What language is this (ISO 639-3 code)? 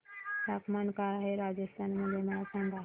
mar